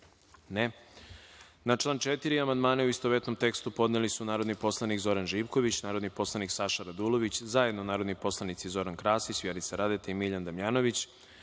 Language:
Serbian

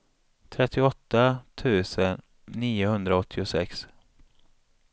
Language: Swedish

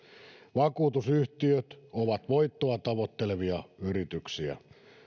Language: Finnish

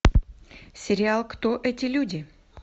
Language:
Russian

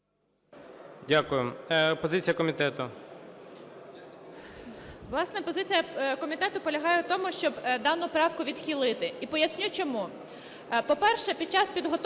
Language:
Ukrainian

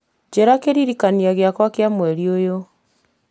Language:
Kikuyu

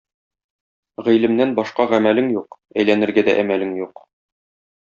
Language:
Tatar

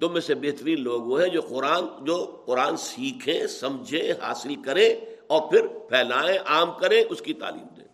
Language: Urdu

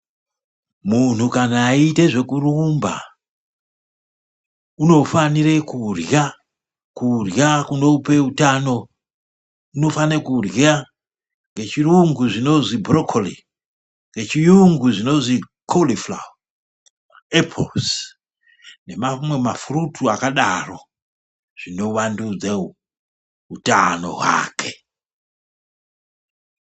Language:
Ndau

